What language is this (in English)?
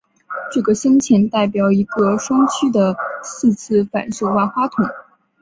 Chinese